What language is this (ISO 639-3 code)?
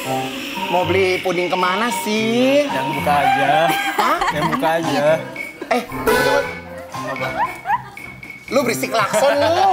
ind